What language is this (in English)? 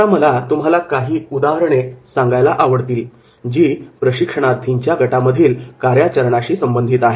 Marathi